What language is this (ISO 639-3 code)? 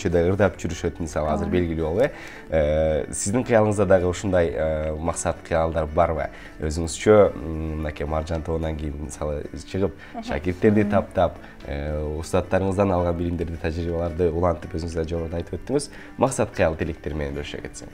rus